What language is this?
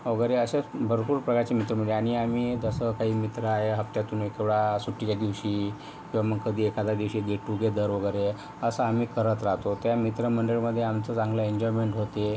Marathi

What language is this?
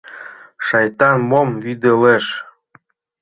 Mari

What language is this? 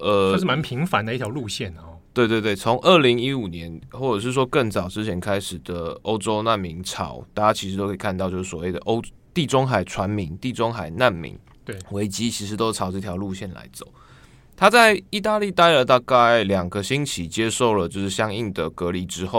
Chinese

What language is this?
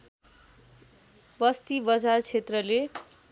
Nepali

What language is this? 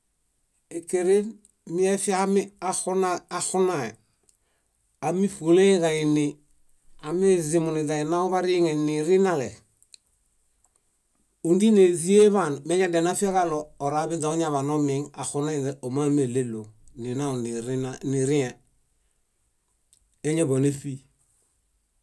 Bayot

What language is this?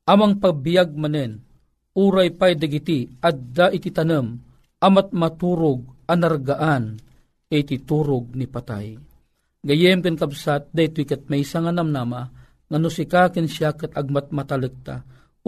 Filipino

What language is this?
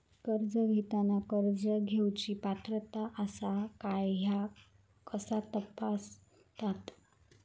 Marathi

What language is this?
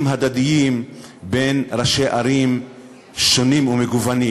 Hebrew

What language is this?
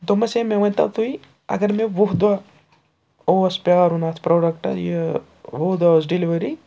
Kashmiri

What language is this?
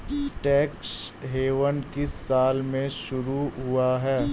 Hindi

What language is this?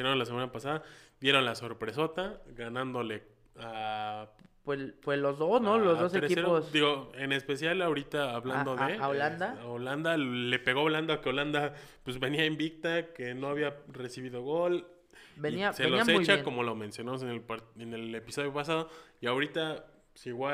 Spanish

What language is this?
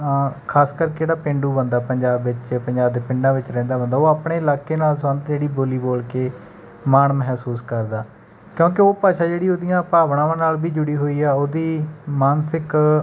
Punjabi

